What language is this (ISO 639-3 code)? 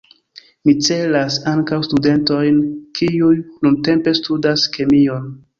epo